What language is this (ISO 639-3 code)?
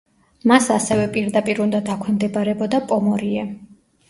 kat